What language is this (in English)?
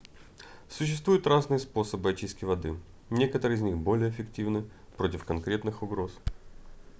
Russian